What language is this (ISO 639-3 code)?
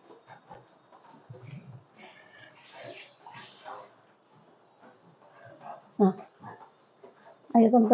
ind